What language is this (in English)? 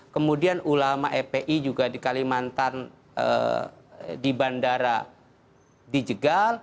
Indonesian